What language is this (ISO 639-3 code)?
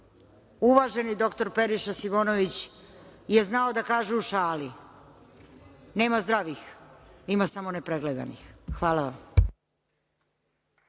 srp